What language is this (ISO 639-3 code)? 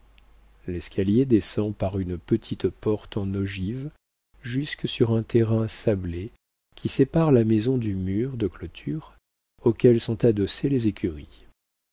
fra